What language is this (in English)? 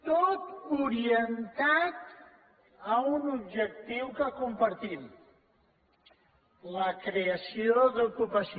Catalan